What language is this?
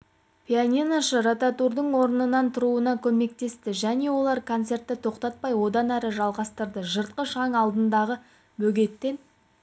Kazakh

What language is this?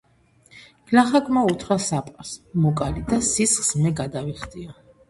Georgian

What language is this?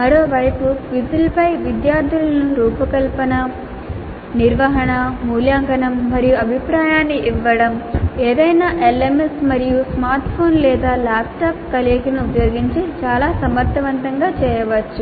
Telugu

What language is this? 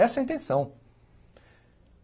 Portuguese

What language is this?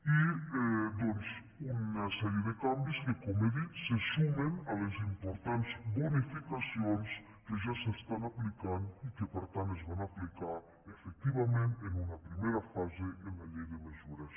Catalan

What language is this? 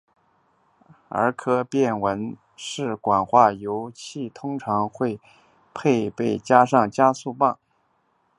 Chinese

